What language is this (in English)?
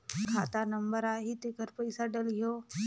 Chhattisgarhi